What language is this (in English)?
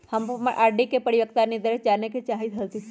Magahi